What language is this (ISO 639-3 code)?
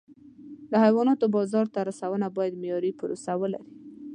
pus